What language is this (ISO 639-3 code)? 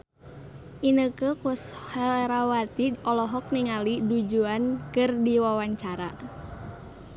sun